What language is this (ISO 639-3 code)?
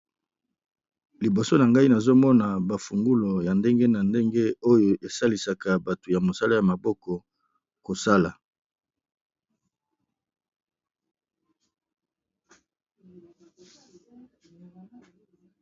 lin